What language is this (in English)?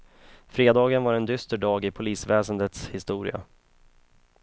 Swedish